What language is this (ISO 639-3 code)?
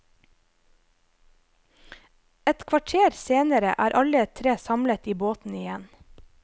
nor